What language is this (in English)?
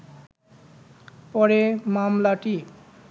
Bangla